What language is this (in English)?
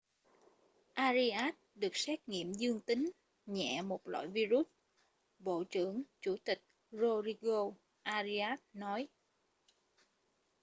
Vietnamese